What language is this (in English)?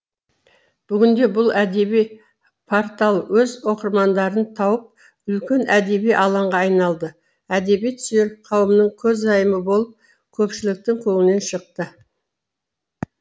Kazakh